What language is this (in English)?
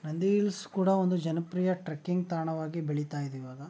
Kannada